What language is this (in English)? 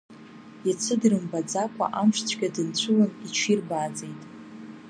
Abkhazian